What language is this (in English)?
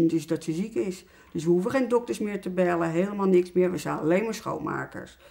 Dutch